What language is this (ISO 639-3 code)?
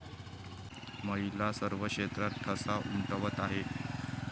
mar